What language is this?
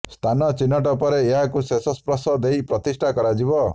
Odia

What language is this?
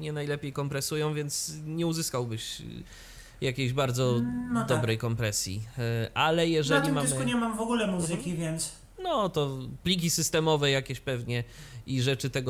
Polish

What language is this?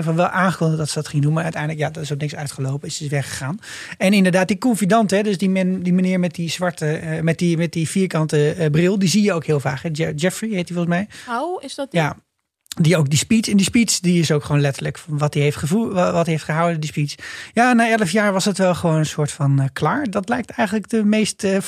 Dutch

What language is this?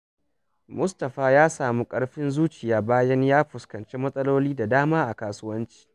Hausa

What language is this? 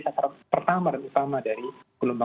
Indonesian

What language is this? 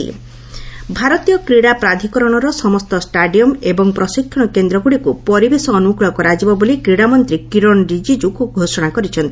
Odia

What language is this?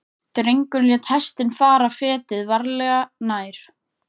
Icelandic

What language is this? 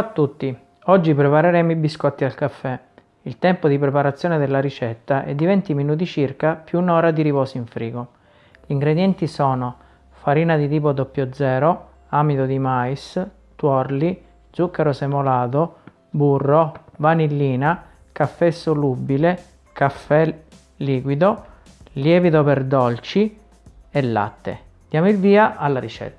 Italian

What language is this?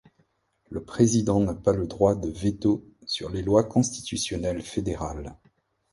French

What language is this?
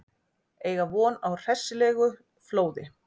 Icelandic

